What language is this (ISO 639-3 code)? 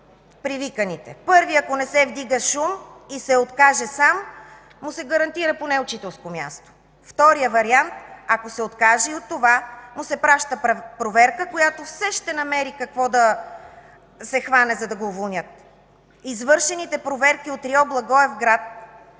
bul